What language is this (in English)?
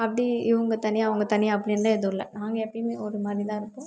Tamil